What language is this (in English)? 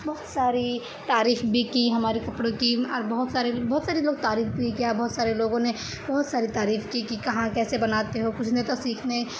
Urdu